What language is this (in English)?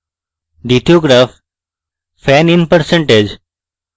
Bangla